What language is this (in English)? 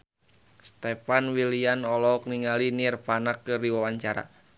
Sundanese